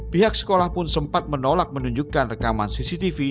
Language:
Indonesian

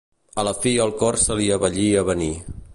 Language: Catalan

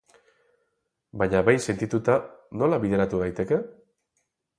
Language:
Basque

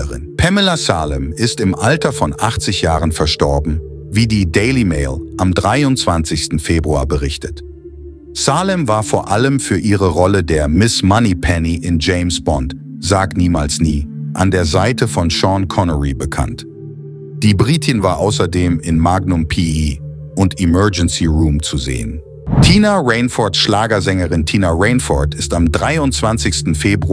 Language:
German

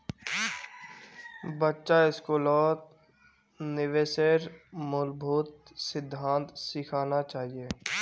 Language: Magahi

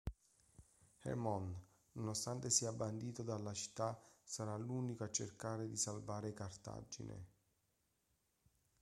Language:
Italian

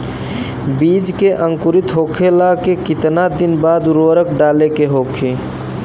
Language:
Bhojpuri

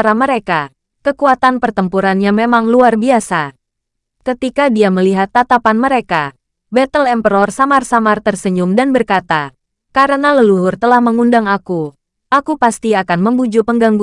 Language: Indonesian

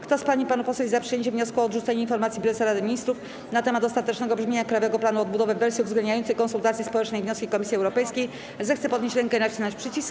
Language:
Polish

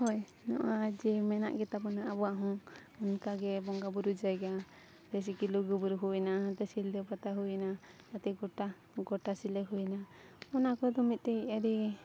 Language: Santali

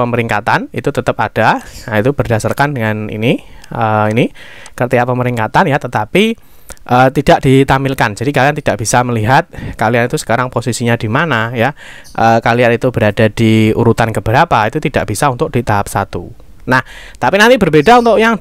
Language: Indonesian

